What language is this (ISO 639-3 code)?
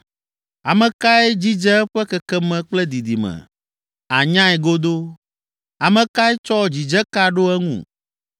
ewe